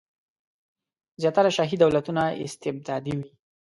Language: Pashto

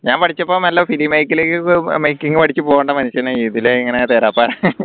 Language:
Malayalam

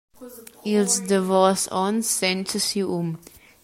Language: Romansh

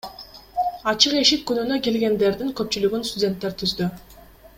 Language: Kyrgyz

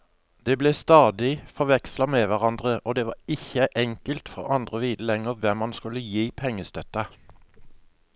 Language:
Norwegian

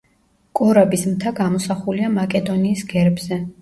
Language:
Georgian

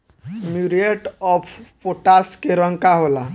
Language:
Bhojpuri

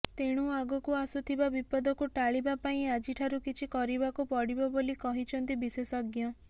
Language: Odia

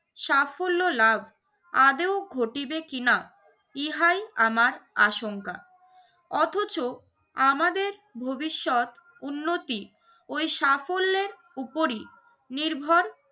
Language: Bangla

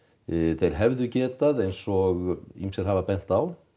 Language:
Icelandic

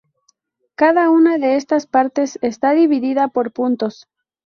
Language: Spanish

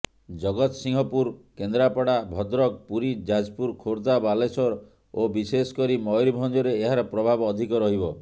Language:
Odia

